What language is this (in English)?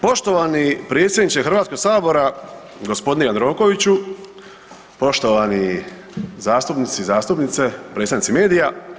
Croatian